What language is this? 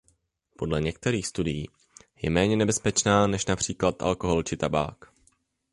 Czech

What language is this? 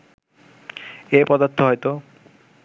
Bangla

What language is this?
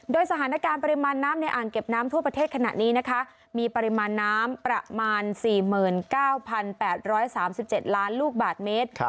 Thai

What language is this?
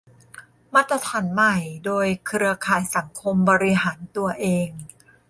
Thai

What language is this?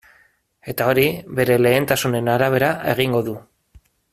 Basque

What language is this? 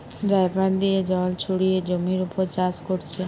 Bangla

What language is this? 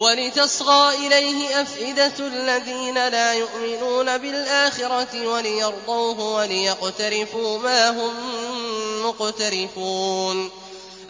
Arabic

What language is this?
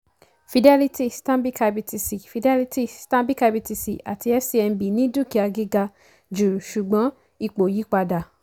Yoruba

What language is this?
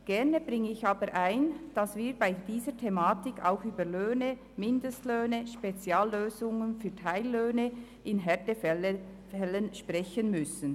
Swiss German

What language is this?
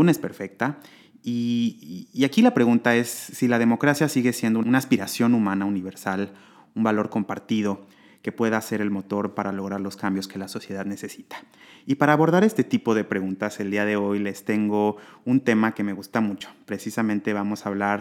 Spanish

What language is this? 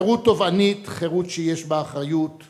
Hebrew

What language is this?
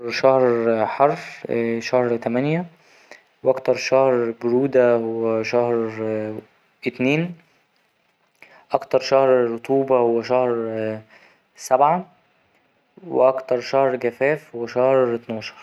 Egyptian Arabic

